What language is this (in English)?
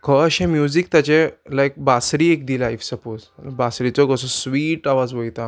Konkani